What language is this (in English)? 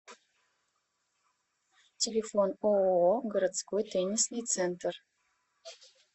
Russian